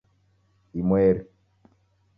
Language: Taita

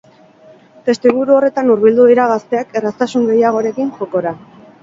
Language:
Basque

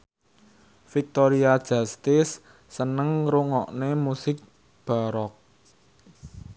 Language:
Javanese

